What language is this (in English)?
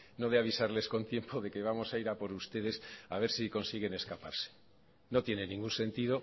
Spanish